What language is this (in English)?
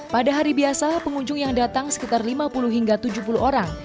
Indonesian